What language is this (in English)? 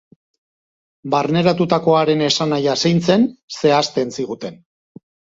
Basque